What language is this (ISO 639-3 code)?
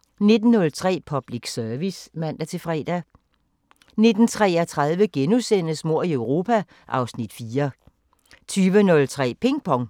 dan